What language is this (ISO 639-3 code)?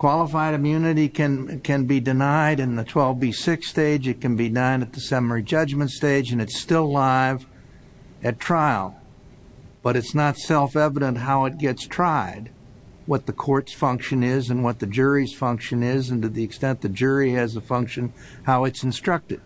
eng